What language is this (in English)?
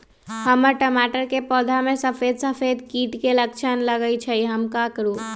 Magahi